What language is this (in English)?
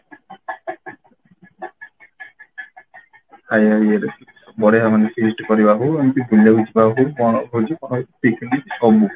Odia